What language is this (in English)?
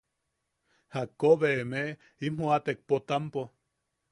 Yaqui